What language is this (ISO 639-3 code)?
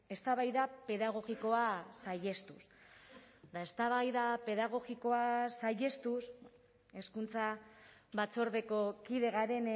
eus